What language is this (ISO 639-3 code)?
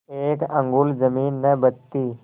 hin